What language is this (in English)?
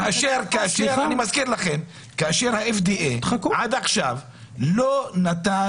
Hebrew